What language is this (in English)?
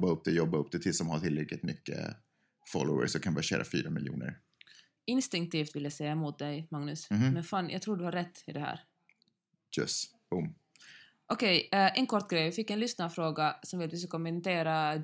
Swedish